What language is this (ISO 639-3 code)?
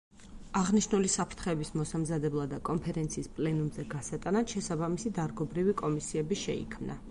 kat